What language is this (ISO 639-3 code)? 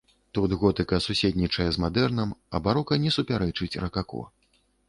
bel